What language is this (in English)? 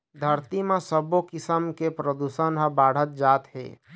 Chhattisgarhi